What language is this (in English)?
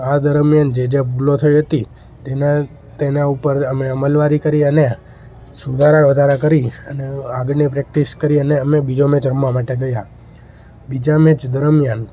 Gujarati